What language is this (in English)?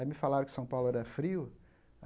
Portuguese